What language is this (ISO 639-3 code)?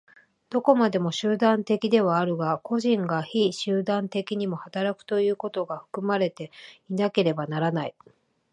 jpn